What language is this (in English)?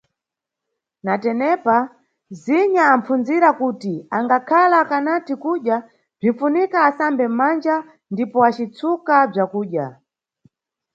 Nyungwe